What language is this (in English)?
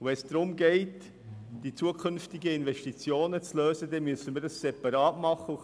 Swiss German